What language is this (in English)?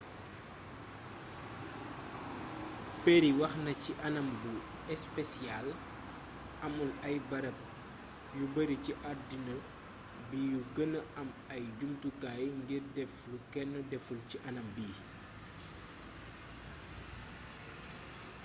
Wolof